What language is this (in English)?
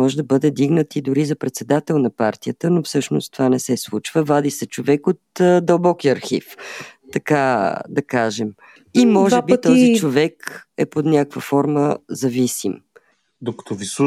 Bulgarian